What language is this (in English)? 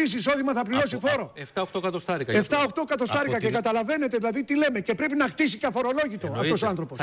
Greek